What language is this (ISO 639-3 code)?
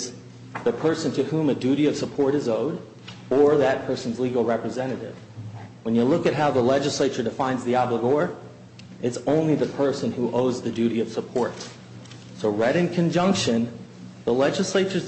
eng